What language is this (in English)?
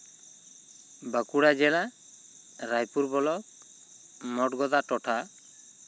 Santali